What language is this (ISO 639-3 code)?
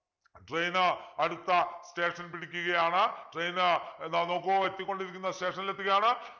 mal